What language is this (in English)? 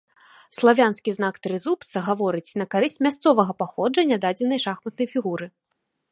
Belarusian